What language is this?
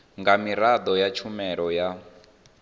Venda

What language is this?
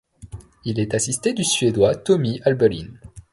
French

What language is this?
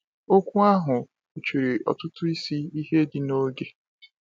Igbo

